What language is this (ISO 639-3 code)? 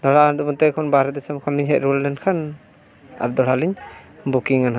sat